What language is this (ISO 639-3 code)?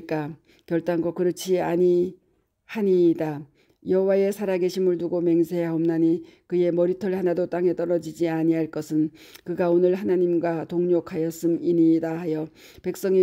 kor